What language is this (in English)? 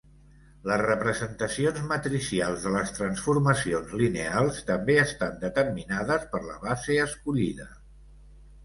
Catalan